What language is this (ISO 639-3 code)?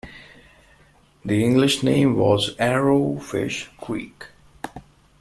eng